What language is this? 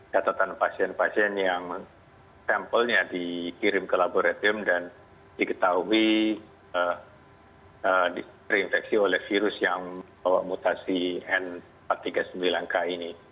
Indonesian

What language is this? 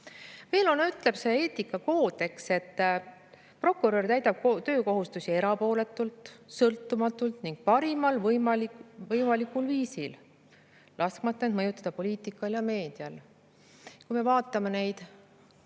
Estonian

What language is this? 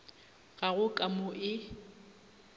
Northern Sotho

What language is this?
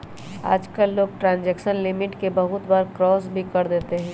Magahi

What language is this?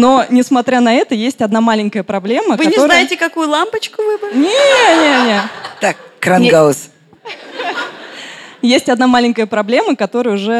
Russian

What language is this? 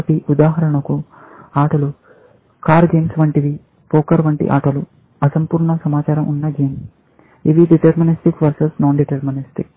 Telugu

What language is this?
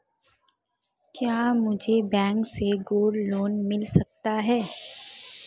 Hindi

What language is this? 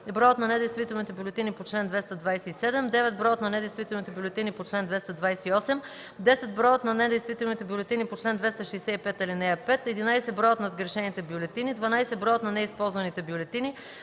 Bulgarian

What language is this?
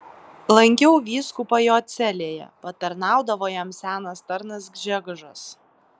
Lithuanian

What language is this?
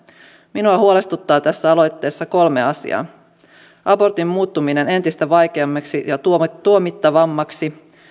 Finnish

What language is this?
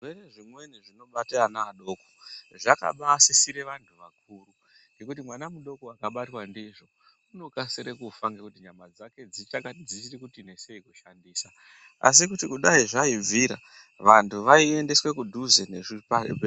Ndau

